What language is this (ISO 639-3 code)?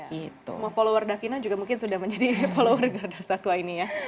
ind